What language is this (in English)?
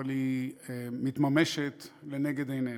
Hebrew